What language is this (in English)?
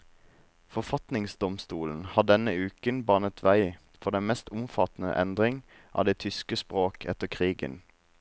Norwegian